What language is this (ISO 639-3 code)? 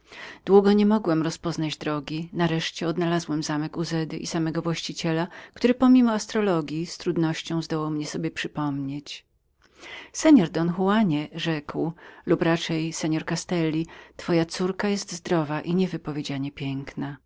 pol